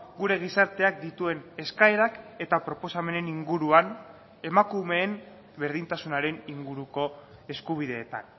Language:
Basque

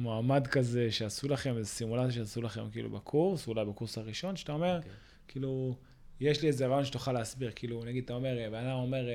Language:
Hebrew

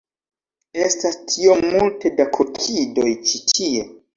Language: Esperanto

